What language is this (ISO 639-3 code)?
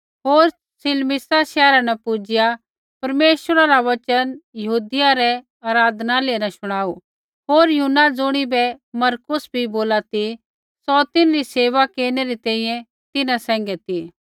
kfx